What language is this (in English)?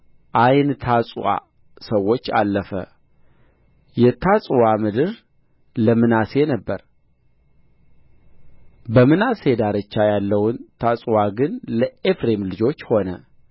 Amharic